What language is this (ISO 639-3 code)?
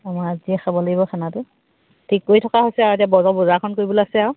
asm